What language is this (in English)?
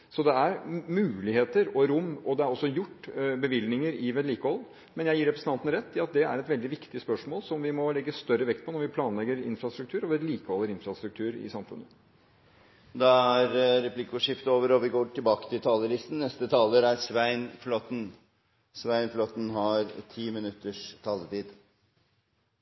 Norwegian